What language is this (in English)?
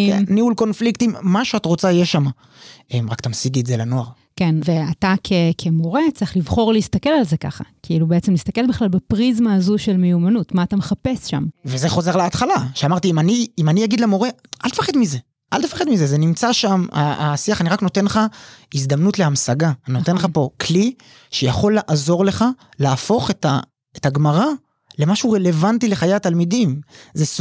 Hebrew